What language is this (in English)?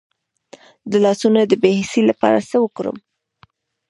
Pashto